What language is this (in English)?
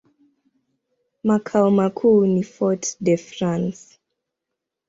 Swahili